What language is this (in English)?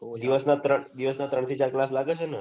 Gujarati